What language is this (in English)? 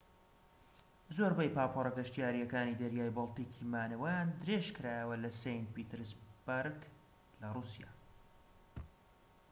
Central Kurdish